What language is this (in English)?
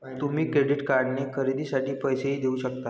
Marathi